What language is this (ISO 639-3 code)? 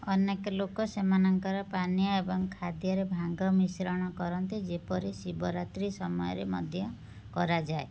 ori